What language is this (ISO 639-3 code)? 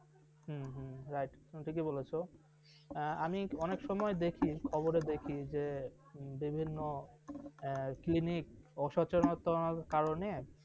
ben